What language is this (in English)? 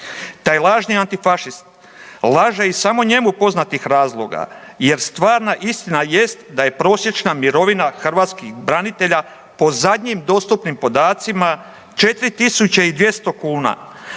Croatian